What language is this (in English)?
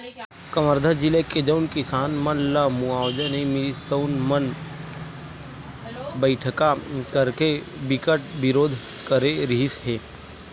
Chhattisgarhi